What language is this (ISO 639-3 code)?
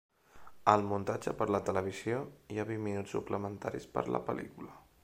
cat